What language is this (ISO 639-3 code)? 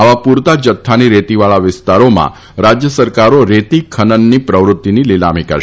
guj